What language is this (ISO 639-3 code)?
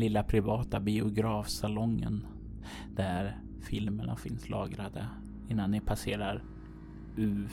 swe